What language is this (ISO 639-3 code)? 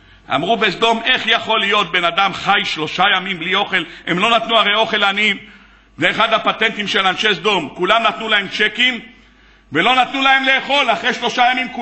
heb